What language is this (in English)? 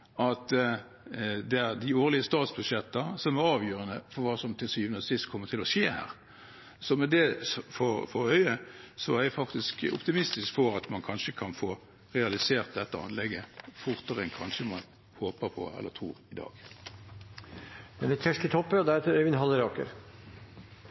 Norwegian